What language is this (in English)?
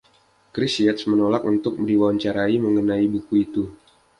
Indonesian